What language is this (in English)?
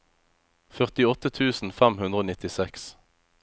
Norwegian